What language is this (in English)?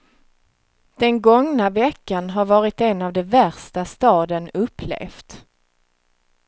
Swedish